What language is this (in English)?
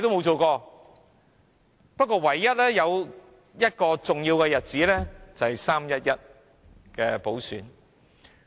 Cantonese